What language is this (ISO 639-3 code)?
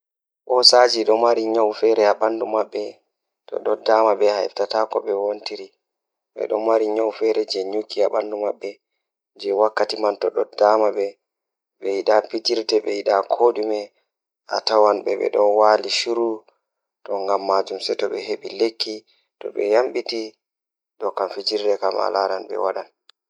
ful